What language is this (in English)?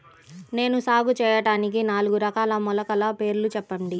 Telugu